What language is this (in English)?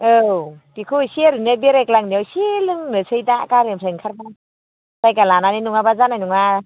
Bodo